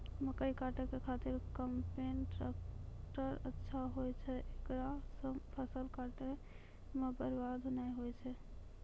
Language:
Maithili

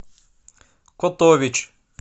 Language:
Russian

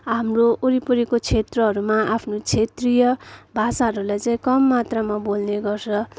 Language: Nepali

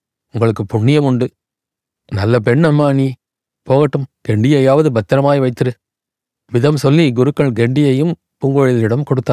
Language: Tamil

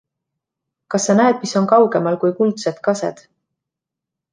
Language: Estonian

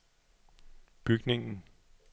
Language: Danish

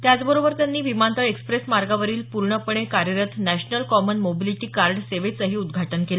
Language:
Marathi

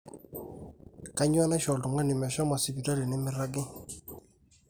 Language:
Masai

